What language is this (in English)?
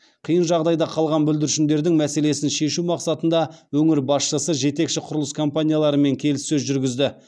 Kazakh